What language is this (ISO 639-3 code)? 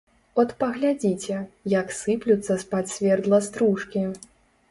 bel